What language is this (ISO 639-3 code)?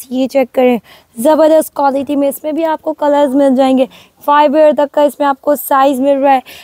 hin